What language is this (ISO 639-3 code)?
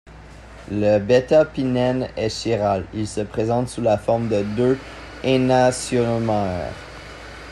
fra